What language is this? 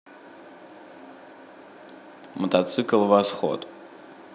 Russian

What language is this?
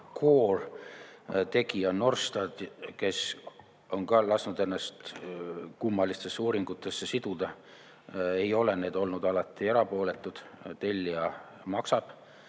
Estonian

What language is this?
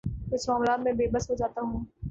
Urdu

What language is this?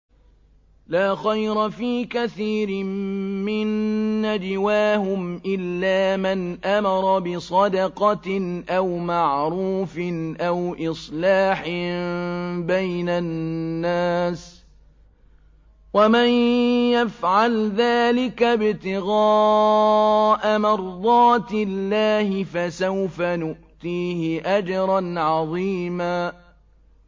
Arabic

